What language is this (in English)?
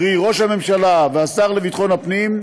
Hebrew